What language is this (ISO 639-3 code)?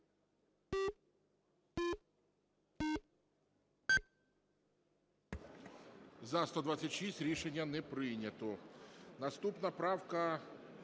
ukr